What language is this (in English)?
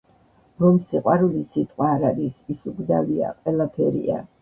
Georgian